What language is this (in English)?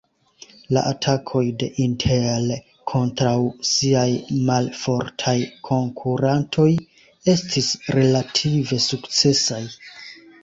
Esperanto